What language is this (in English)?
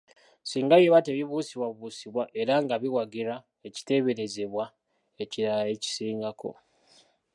Ganda